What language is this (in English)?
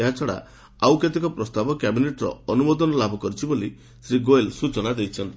Odia